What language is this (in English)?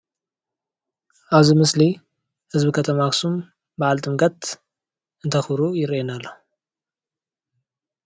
Tigrinya